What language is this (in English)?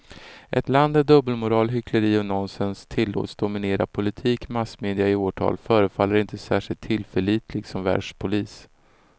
Swedish